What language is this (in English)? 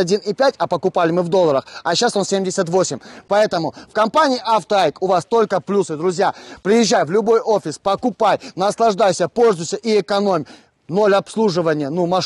Russian